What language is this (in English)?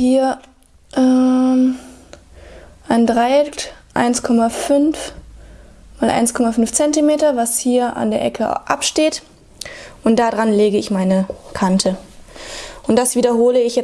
German